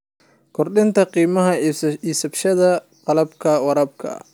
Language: Somali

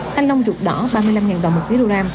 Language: Vietnamese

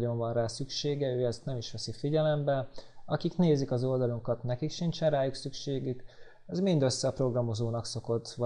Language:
Hungarian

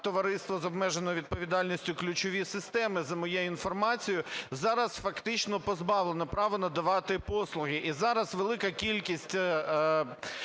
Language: Ukrainian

